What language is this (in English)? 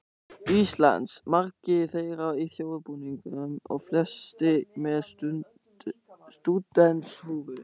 Icelandic